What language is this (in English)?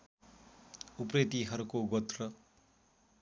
Nepali